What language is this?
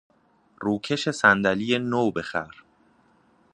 Persian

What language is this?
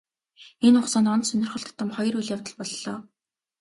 Mongolian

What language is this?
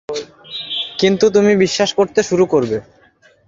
Bangla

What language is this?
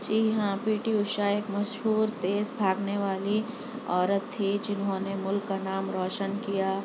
Urdu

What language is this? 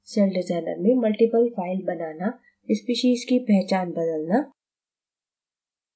Hindi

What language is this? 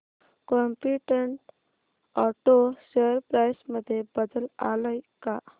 Marathi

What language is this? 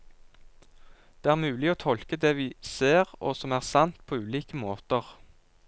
Norwegian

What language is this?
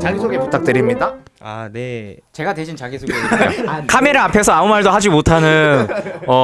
Korean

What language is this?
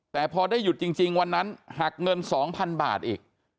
Thai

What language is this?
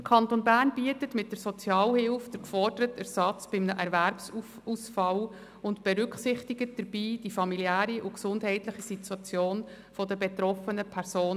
Swiss German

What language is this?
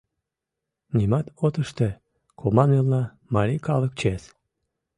Mari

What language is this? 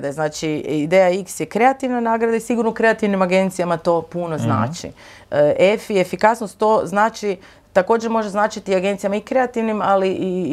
Croatian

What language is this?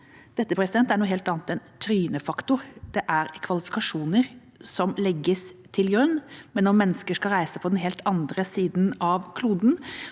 Norwegian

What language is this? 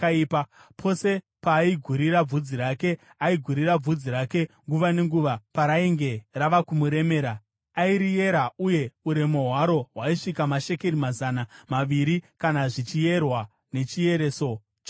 Shona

